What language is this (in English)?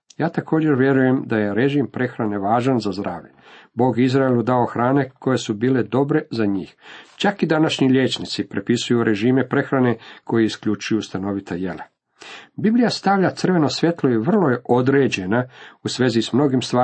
Croatian